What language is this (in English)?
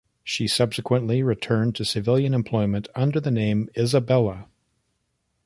English